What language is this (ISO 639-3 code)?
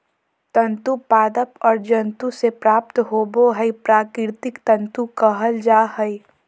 mag